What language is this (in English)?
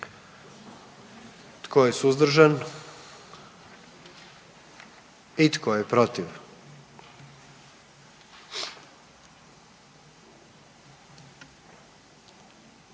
Croatian